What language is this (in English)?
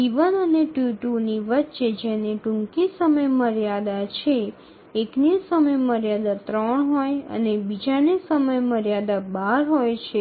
Gujarati